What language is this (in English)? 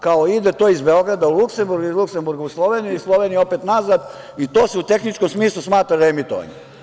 Serbian